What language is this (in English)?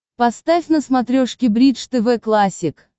Russian